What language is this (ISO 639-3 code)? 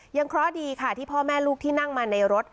tha